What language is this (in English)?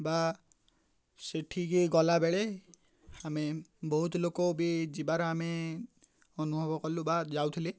Odia